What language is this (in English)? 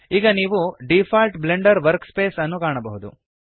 Kannada